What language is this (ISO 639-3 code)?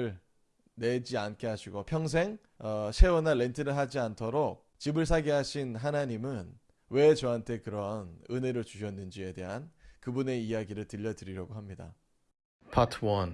kor